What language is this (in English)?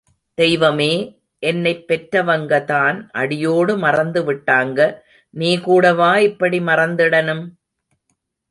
Tamil